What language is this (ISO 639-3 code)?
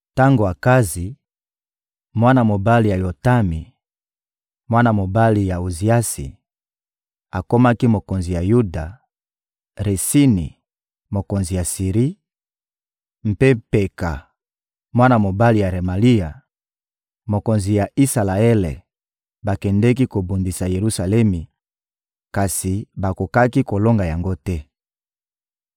lin